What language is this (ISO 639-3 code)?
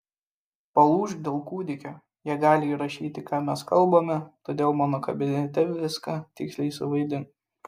lit